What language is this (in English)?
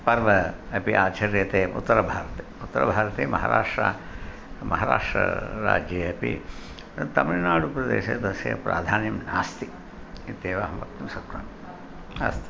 Sanskrit